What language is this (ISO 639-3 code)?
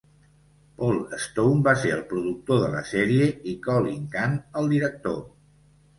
cat